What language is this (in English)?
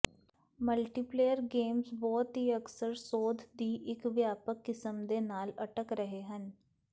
Punjabi